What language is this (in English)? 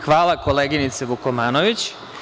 Serbian